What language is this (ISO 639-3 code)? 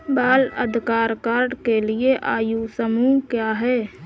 hin